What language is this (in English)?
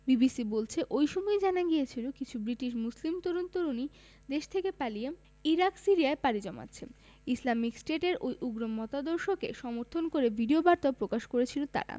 Bangla